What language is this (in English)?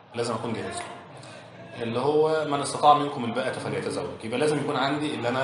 Arabic